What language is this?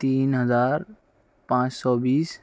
Urdu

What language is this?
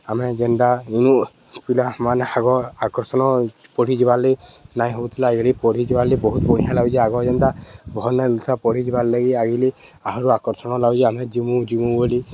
Odia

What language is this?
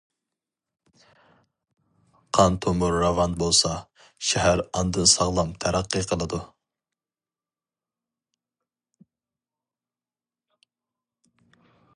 Uyghur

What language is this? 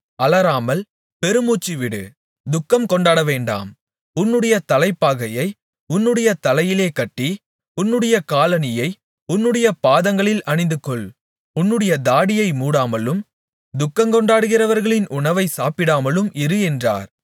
Tamil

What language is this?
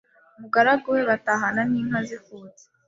Kinyarwanda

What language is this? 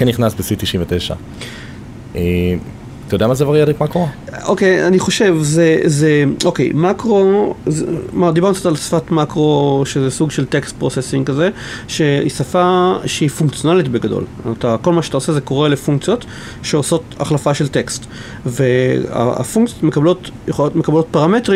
Hebrew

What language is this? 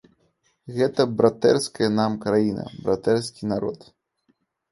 Belarusian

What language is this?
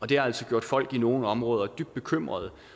Danish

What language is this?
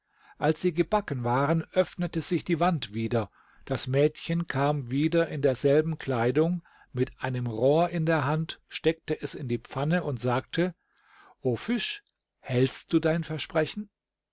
German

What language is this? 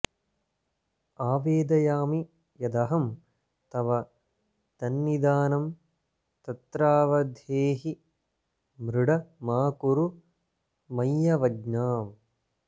Sanskrit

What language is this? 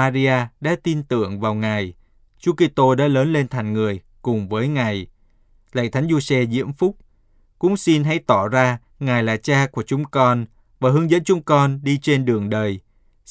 Vietnamese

